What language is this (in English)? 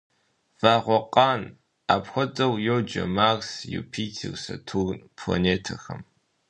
Kabardian